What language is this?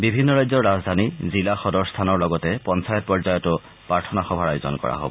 Assamese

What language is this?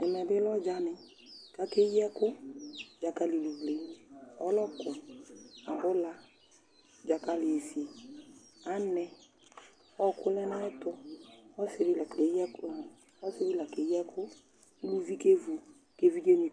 Ikposo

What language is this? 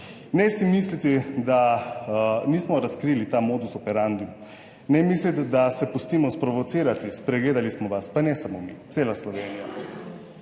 Slovenian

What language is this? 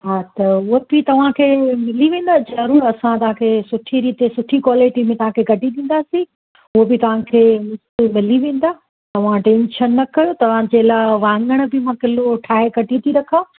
Sindhi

